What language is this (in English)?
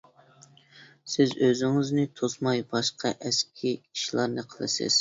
Uyghur